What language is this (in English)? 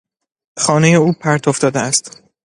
Persian